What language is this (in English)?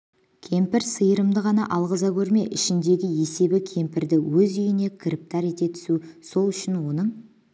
Kazakh